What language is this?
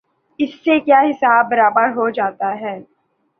Urdu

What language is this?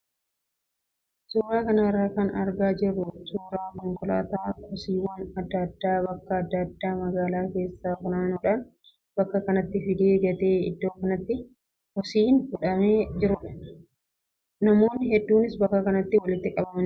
Oromo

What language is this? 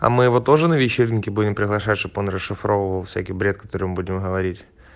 Russian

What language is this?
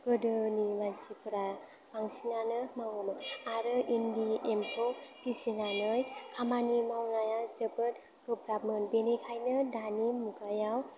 Bodo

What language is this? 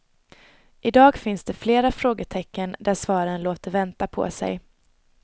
Swedish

